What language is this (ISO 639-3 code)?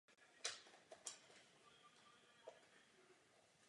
ces